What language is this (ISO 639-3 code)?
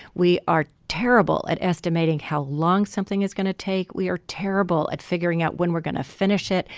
eng